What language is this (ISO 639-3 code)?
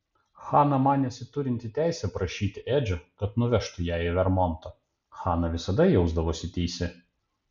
lit